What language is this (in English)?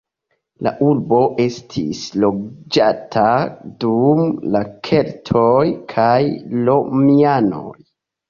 Esperanto